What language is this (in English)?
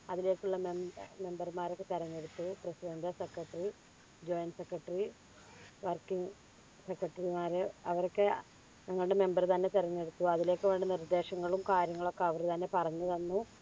Malayalam